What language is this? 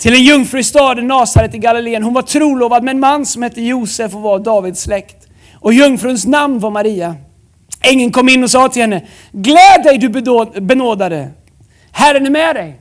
Swedish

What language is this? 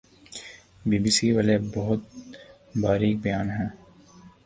Urdu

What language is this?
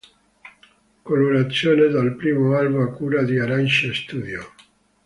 Italian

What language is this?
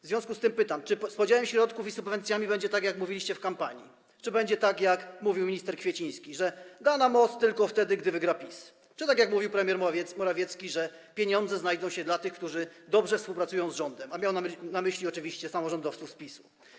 Polish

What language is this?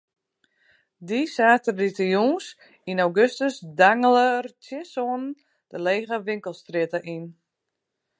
Western Frisian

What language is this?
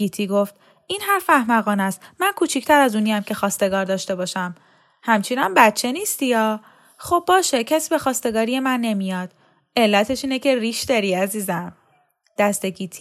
Persian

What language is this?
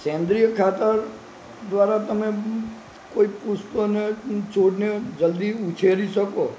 Gujarati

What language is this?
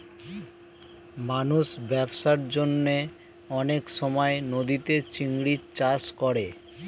Bangla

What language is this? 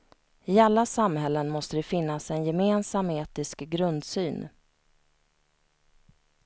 Swedish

